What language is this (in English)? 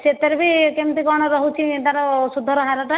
Odia